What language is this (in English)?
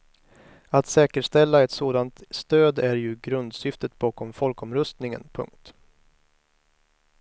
Swedish